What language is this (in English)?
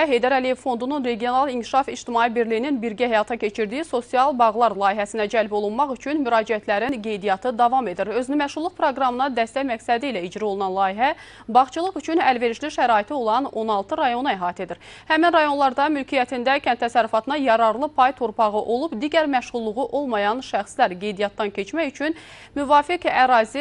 Turkish